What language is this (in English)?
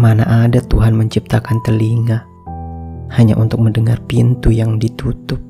Indonesian